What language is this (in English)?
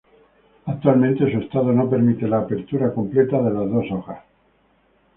Spanish